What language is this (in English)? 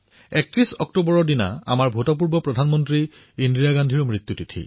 Assamese